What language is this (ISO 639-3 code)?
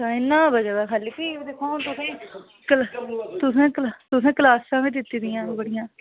doi